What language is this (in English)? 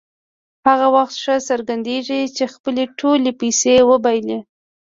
Pashto